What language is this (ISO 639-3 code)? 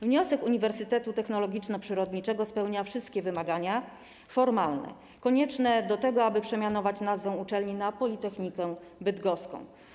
pol